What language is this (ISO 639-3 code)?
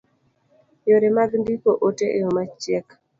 luo